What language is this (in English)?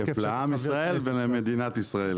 Hebrew